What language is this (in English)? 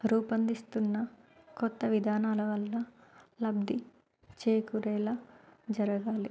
Telugu